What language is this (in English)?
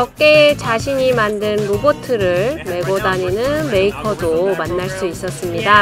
Korean